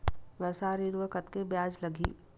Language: Chhattisgarhi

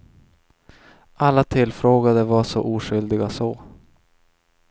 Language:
Swedish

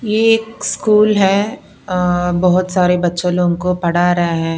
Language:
Hindi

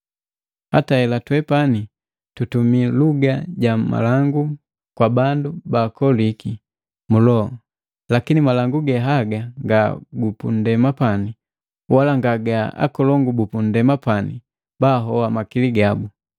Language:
Matengo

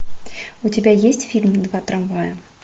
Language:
Russian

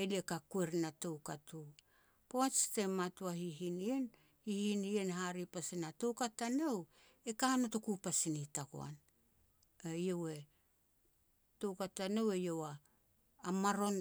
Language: Petats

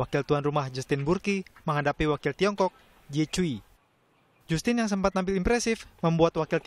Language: Indonesian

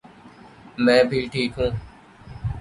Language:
Urdu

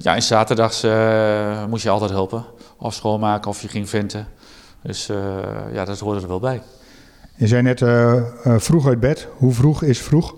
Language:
Dutch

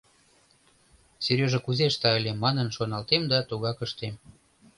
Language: Mari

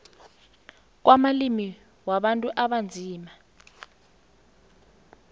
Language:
South Ndebele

